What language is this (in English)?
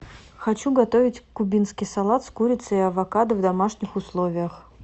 Russian